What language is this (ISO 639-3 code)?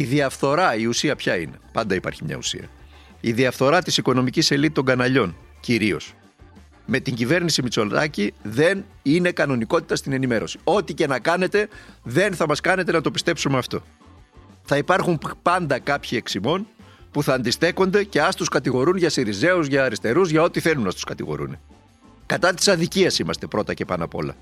ell